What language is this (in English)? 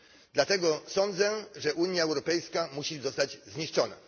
Polish